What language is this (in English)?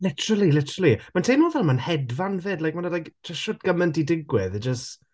Welsh